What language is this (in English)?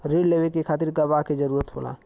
Bhojpuri